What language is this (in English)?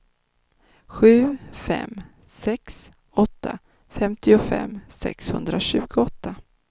Swedish